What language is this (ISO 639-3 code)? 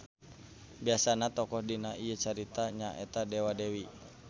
sun